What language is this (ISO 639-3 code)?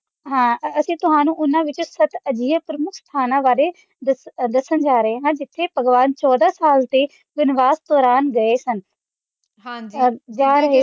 pan